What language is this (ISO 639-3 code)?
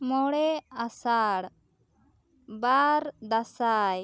sat